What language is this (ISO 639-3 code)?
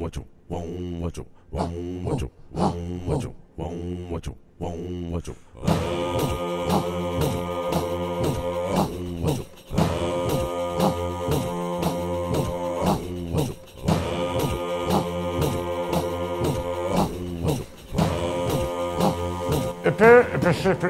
heb